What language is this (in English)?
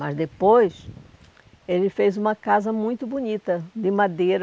Portuguese